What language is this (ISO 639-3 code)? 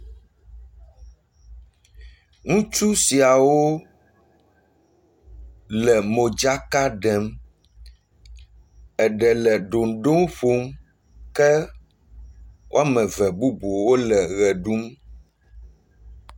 ewe